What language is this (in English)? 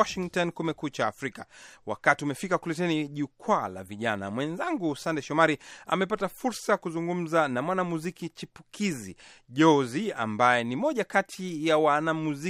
Swahili